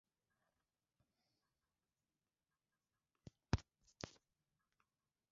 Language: Swahili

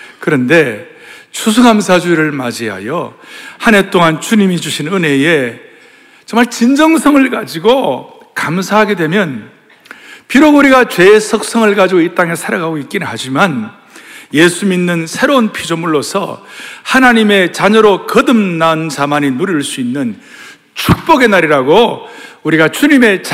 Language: Korean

